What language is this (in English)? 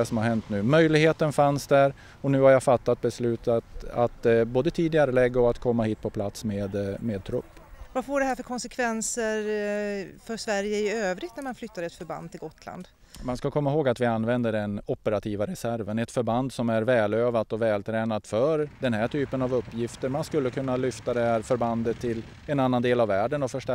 Swedish